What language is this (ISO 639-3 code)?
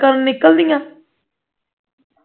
pan